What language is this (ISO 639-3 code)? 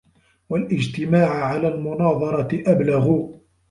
ara